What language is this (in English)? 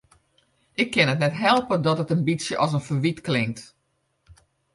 Western Frisian